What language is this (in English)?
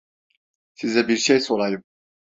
Turkish